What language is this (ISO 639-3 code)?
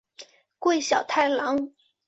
zho